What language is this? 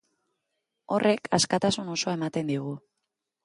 Basque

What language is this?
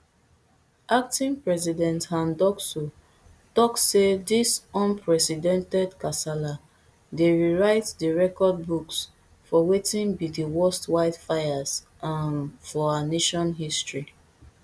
Nigerian Pidgin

